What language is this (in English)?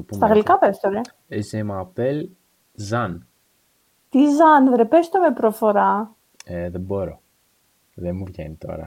Greek